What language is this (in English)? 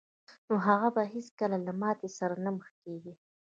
Pashto